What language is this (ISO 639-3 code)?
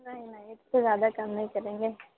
urd